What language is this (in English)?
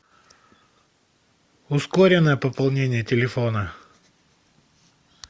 Russian